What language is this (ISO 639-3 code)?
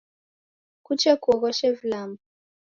dav